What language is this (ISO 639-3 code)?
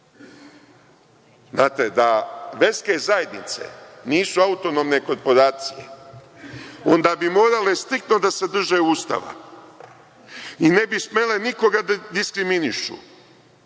srp